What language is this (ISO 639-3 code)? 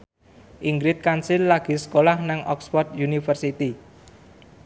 jav